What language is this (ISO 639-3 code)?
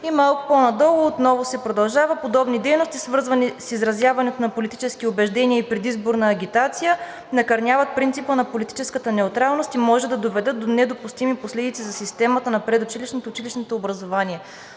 bul